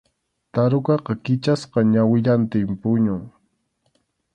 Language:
Arequipa-La Unión Quechua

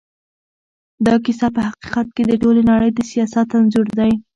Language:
Pashto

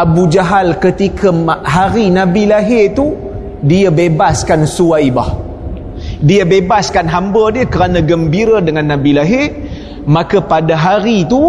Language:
Malay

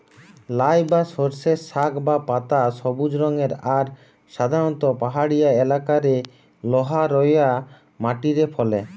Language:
Bangla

